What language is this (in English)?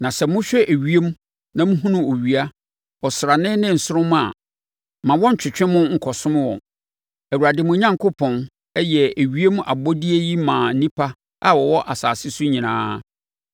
Akan